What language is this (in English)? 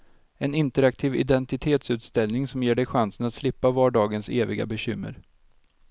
Swedish